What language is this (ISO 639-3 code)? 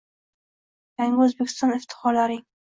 uzb